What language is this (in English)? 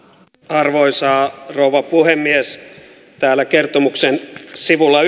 Finnish